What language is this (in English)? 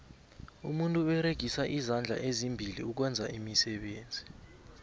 South Ndebele